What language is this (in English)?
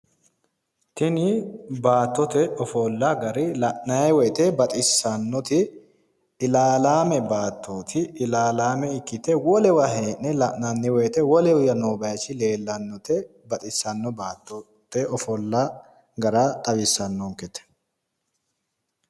Sidamo